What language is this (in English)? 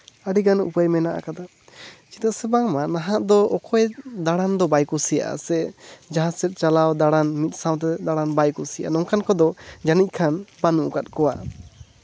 Santali